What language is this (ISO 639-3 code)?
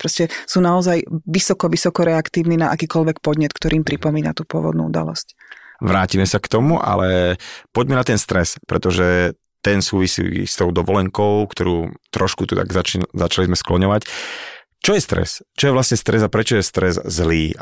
slk